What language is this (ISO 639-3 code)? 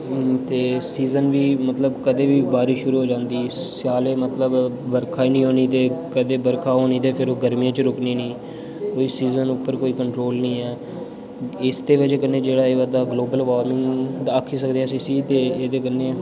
doi